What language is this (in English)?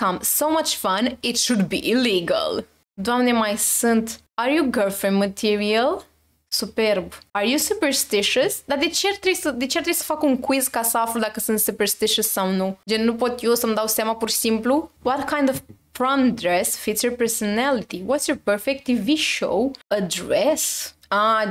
Romanian